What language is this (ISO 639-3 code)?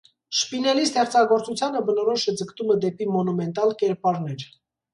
hye